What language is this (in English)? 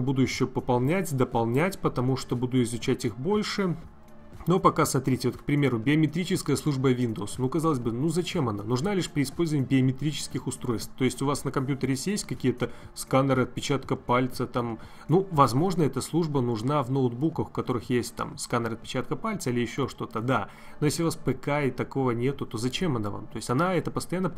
Russian